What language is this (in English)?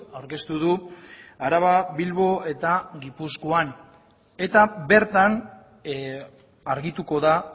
Basque